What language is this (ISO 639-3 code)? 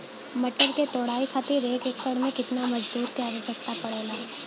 bho